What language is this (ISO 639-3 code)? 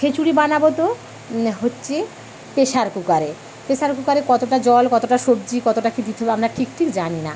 ben